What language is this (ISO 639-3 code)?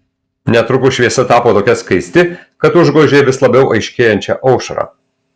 lit